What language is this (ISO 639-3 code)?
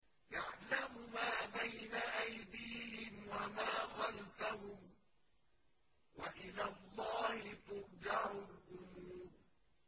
ara